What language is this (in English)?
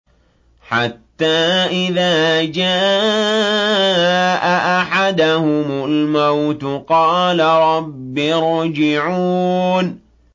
Arabic